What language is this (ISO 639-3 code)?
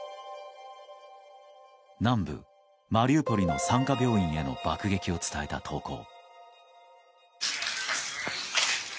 jpn